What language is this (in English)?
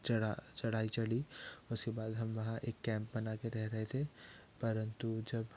Hindi